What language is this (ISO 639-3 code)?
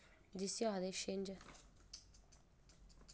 doi